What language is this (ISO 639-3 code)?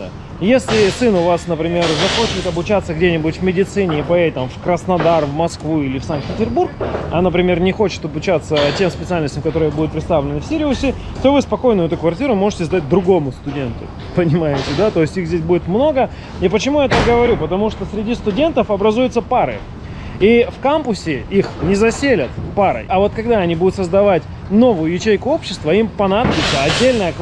rus